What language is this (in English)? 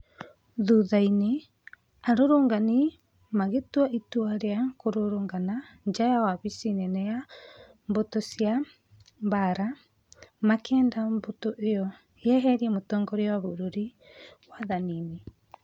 Kikuyu